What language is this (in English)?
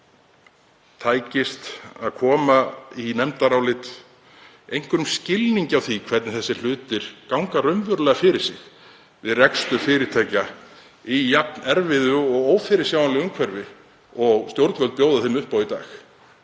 Icelandic